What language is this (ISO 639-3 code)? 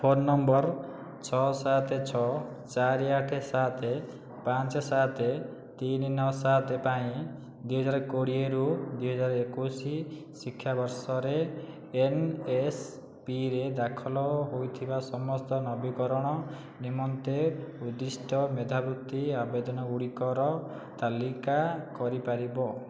ori